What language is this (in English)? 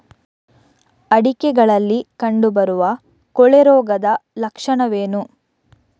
Kannada